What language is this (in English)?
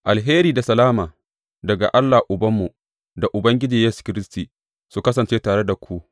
Hausa